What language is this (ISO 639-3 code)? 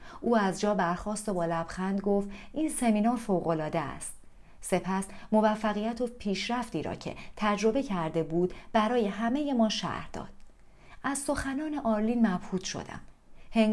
fas